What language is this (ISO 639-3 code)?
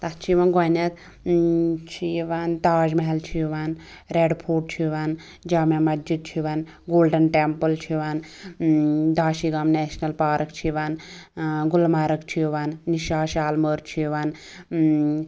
kas